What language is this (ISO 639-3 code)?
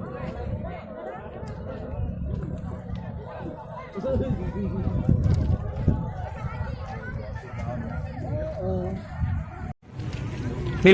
ind